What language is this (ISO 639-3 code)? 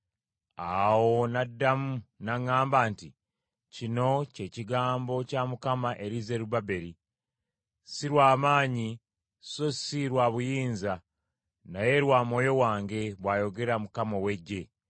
lug